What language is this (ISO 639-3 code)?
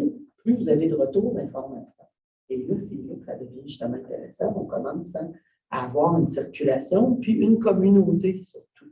fra